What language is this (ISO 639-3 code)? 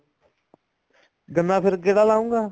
pan